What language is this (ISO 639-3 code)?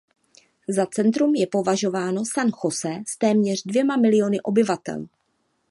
ces